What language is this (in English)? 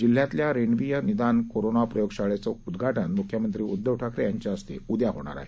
Marathi